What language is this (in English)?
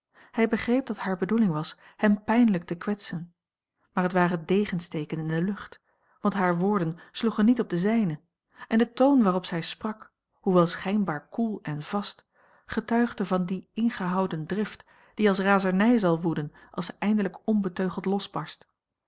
Dutch